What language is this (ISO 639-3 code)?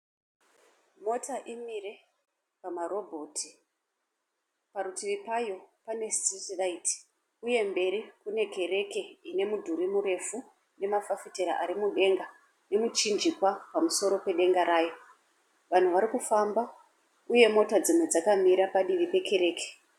sna